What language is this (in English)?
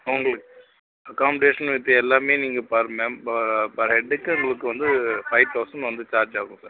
Tamil